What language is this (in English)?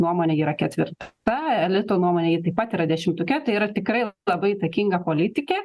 Lithuanian